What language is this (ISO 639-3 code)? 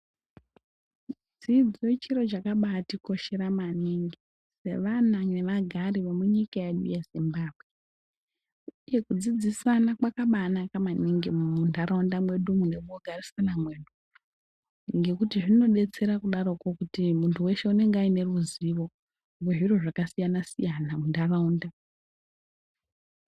ndc